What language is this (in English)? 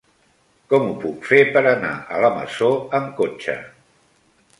Catalan